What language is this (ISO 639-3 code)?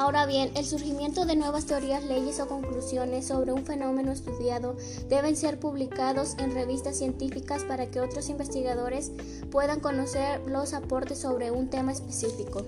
spa